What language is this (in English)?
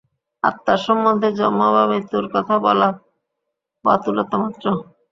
Bangla